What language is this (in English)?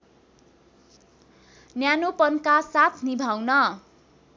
Nepali